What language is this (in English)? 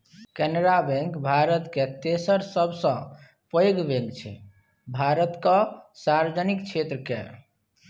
Maithili